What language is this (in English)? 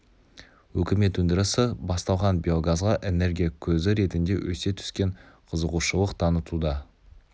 Kazakh